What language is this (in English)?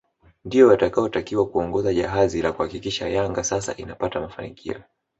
Swahili